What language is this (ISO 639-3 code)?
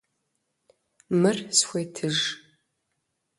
kbd